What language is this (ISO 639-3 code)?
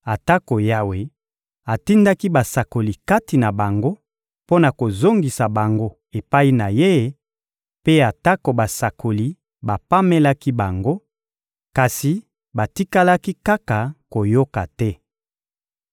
lin